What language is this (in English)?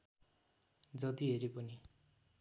Nepali